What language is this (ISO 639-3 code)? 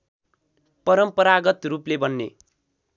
nep